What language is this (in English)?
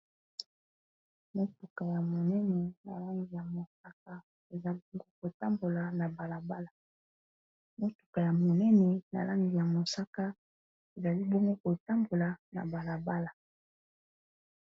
Lingala